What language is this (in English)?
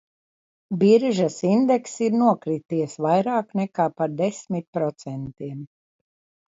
Latvian